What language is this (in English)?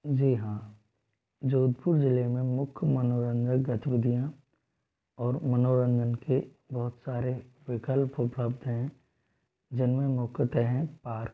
Hindi